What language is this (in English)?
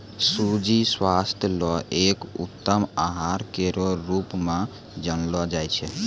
Maithili